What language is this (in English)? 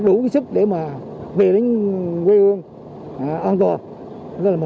Vietnamese